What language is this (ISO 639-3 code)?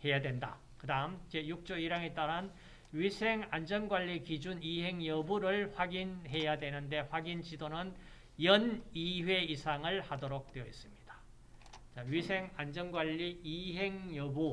kor